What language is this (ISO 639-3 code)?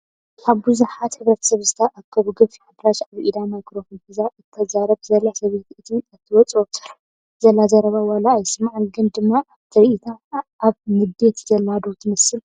tir